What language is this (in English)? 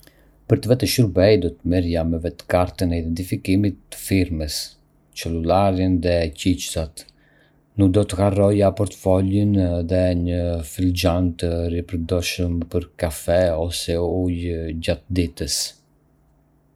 Arbëreshë Albanian